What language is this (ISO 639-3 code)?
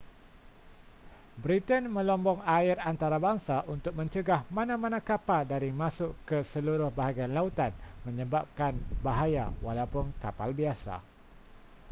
msa